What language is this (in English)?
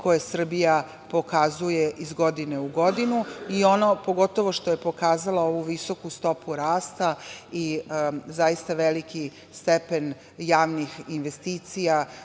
Serbian